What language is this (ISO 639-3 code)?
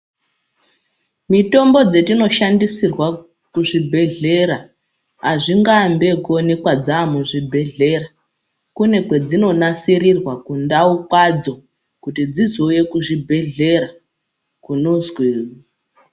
ndc